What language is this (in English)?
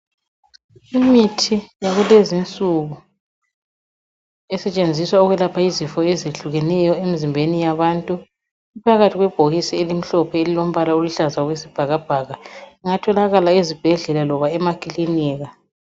North Ndebele